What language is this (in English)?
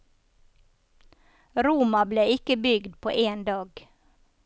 Norwegian